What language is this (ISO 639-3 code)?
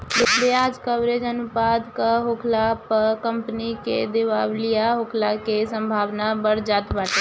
bho